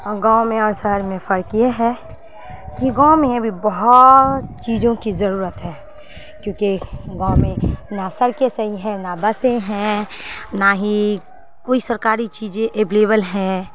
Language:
Urdu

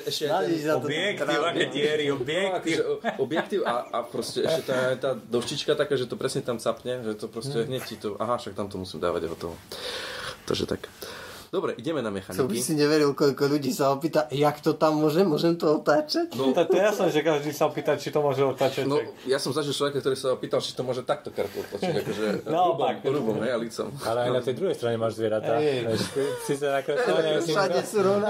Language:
Slovak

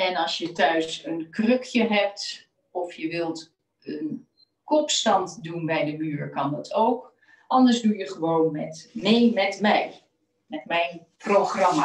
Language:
Dutch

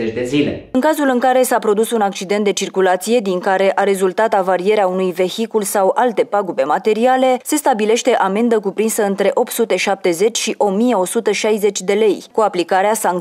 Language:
Romanian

